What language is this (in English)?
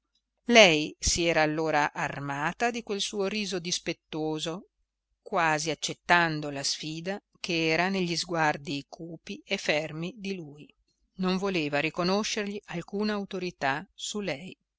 Italian